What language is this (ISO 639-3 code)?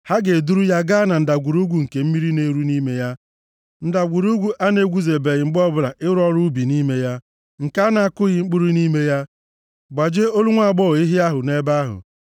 ibo